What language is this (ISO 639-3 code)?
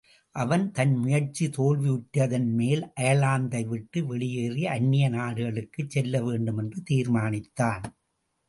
tam